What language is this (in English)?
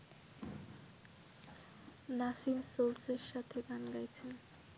Bangla